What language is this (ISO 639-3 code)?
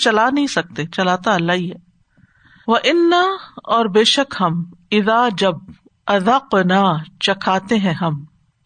urd